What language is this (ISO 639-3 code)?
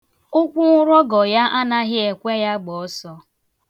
ibo